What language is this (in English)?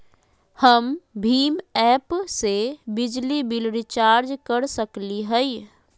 Magahi